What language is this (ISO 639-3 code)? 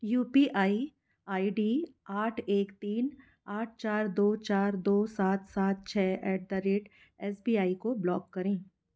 hin